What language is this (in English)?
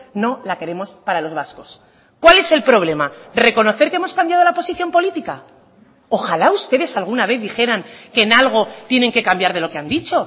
Spanish